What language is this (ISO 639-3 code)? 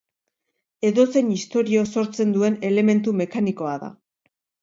eus